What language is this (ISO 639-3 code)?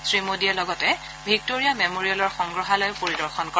asm